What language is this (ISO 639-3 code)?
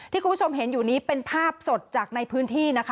tha